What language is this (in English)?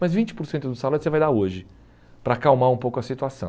Portuguese